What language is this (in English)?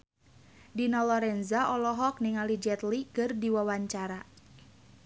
Sundanese